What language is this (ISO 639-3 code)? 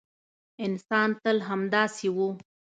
pus